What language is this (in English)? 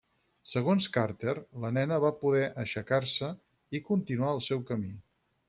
Catalan